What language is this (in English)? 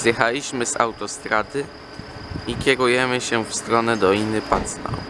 Polish